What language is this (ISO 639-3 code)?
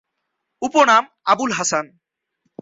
ben